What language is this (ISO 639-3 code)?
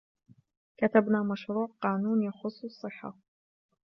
ara